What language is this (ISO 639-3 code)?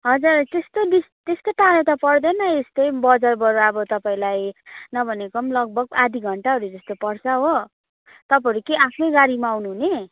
nep